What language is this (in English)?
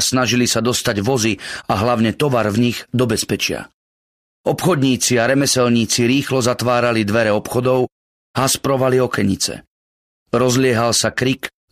Slovak